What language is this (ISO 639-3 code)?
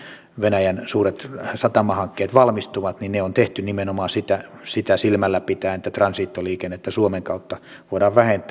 fin